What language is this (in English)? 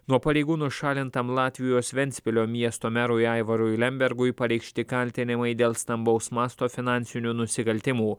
Lithuanian